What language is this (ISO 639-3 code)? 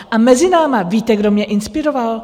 ces